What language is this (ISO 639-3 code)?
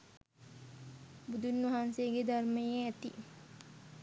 sin